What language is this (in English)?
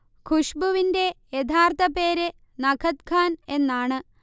Malayalam